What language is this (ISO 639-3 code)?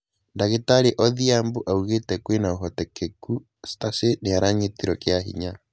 kik